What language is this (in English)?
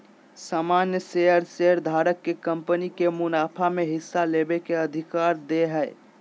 Magahi